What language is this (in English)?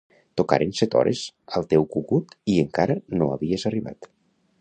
Catalan